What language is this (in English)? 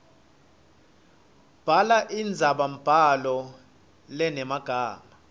Swati